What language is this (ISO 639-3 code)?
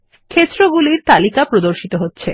ben